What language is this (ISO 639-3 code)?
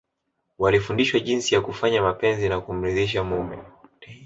swa